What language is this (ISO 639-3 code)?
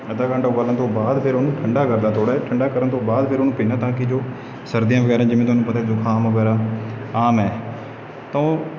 pan